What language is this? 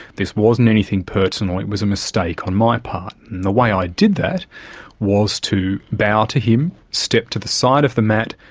English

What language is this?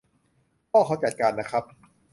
Thai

